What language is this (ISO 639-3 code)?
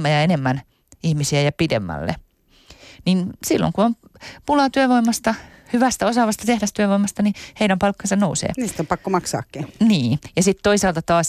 fin